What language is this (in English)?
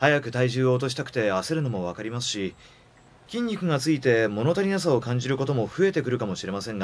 Japanese